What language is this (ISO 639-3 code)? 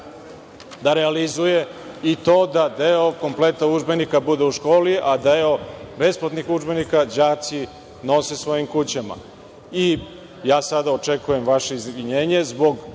srp